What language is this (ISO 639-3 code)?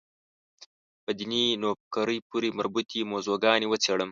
pus